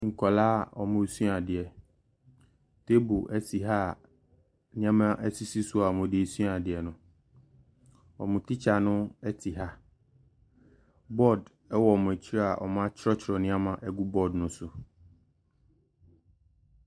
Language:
Akan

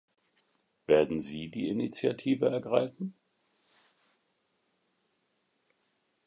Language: German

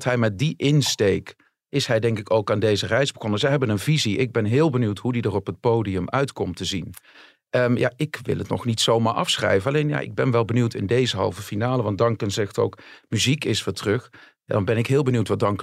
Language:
Dutch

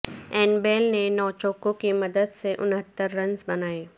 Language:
Urdu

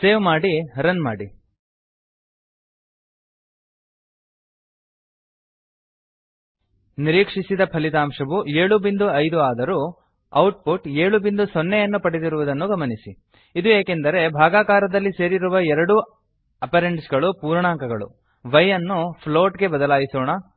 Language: Kannada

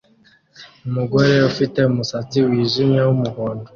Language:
Kinyarwanda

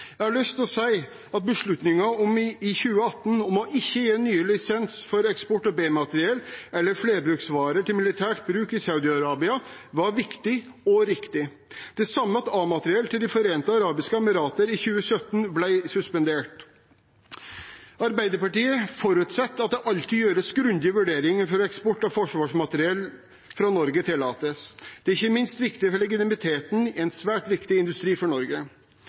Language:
Norwegian Bokmål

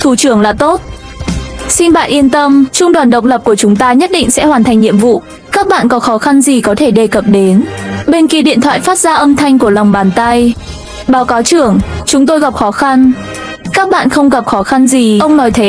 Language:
Vietnamese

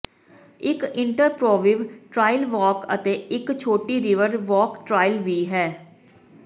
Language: Punjabi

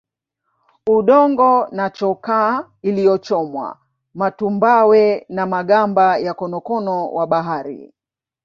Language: Swahili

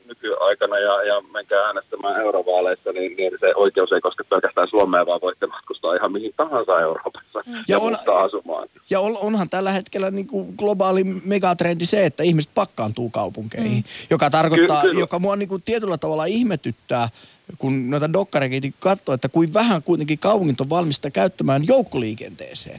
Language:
Finnish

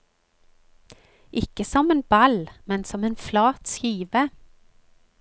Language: Norwegian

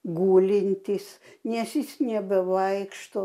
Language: Lithuanian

